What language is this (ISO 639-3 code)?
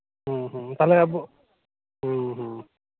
sat